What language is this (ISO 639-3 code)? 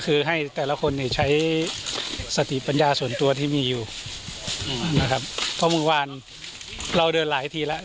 tha